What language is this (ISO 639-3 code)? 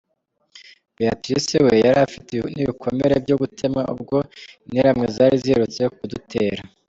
kin